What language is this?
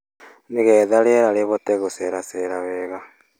Kikuyu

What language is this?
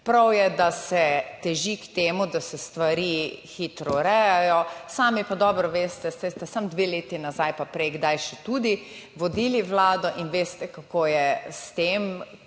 Slovenian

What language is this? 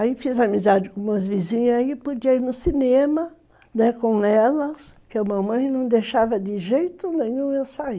Portuguese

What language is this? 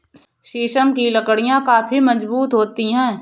Hindi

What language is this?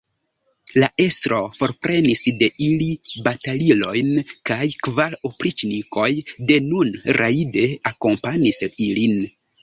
Esperanto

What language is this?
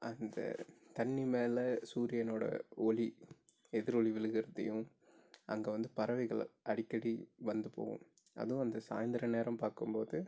Tamil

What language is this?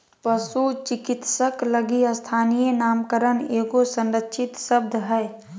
Magahi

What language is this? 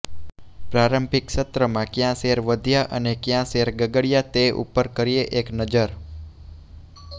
Gujarati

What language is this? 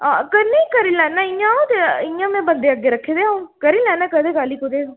Dogri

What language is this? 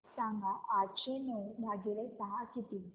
Marathi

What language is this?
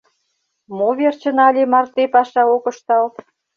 Mari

